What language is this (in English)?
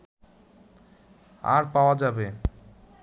Bangla